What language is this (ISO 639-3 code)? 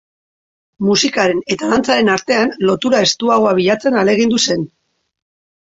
eus